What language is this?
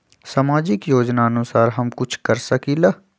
Magahi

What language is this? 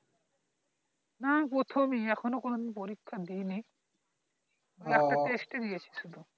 Bangla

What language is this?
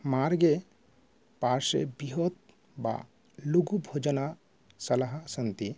Sanskrit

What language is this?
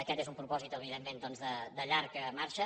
Catalan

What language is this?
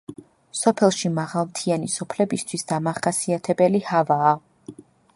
Georgian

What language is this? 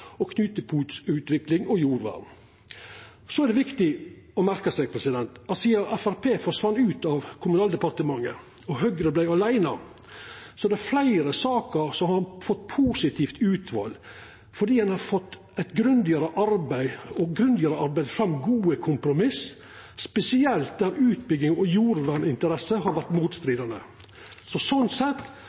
Norwegian Nynorsk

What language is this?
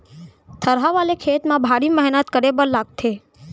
Chhattisgarhi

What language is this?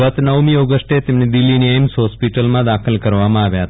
Gujarati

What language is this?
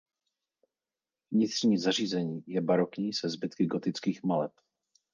Czech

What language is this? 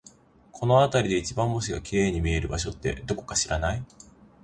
Japanese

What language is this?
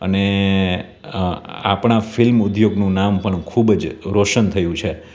Gujarati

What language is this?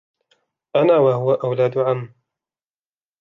Arabic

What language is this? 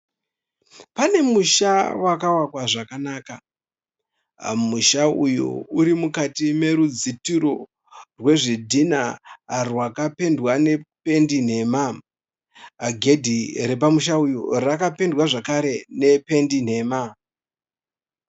Shona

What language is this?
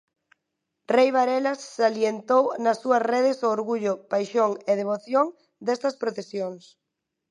Galician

